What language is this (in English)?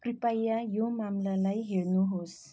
Nepali